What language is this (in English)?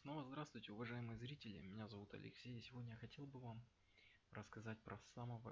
Russian